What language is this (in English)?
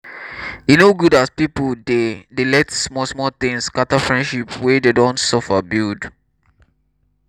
Nigerian Pidgin